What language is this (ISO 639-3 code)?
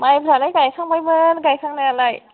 brx